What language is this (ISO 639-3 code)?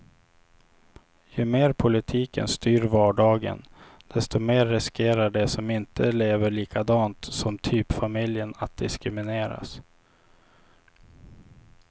swe